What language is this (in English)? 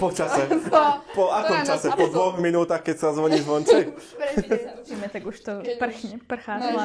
Slovak